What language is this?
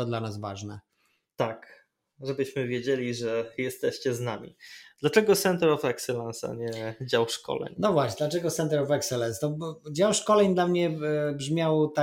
Polish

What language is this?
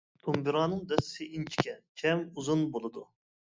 Uyghur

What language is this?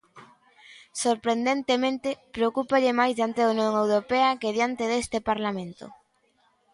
Galician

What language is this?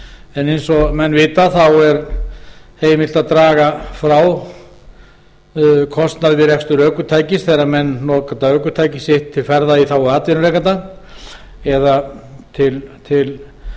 Icelandic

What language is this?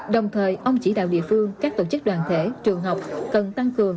Vietnamese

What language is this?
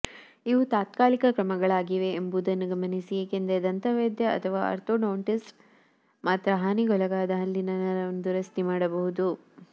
Kannada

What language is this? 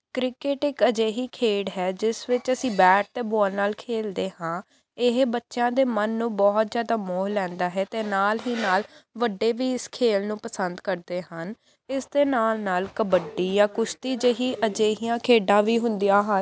Punjabi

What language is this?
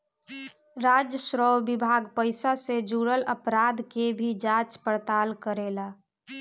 Bhojpuri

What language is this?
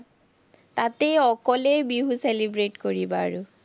Assamese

